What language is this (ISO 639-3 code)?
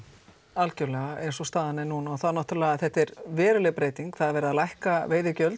isl